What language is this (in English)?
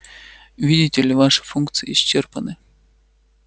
Russian